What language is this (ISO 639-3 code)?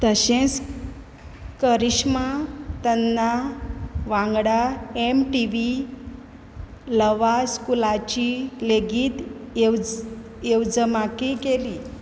kok